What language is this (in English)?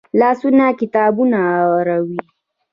Pashto